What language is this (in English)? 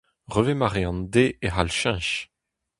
Breton